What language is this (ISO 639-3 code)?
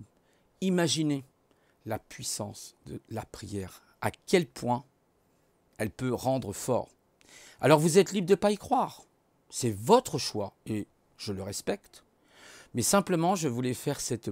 fra